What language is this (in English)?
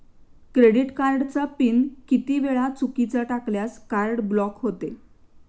Marathi